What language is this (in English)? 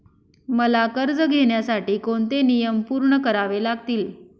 Marathi